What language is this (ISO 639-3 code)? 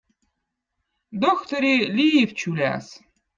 vot